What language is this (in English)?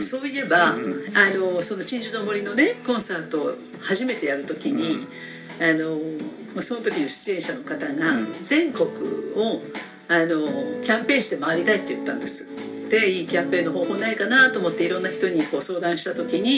Japanese